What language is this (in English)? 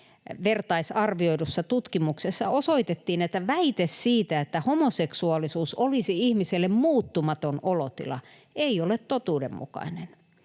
Finnish